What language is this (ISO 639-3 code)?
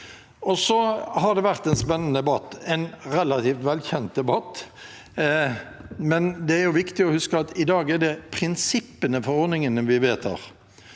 nor